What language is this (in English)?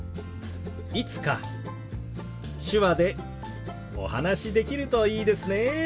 Japanese